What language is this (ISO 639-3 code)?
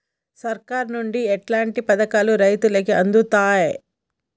tel